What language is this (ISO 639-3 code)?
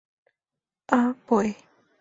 spa